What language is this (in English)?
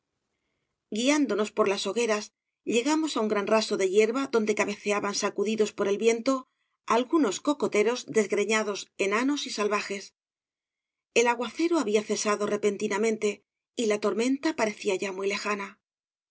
Spanish